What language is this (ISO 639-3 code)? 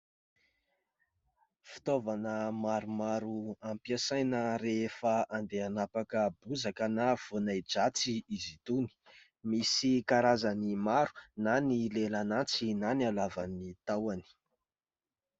mlg